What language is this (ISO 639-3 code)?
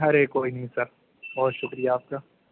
urd